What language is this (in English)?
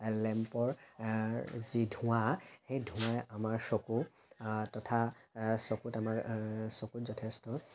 Assamese